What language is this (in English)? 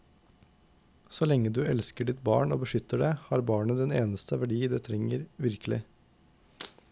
Norwegian